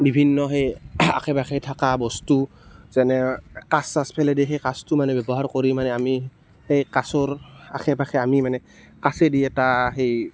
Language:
Assamese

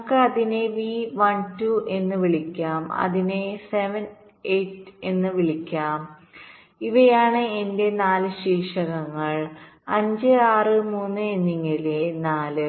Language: Malayalam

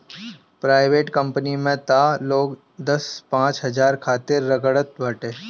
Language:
Bhojpuri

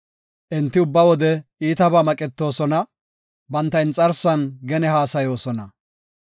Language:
Gofa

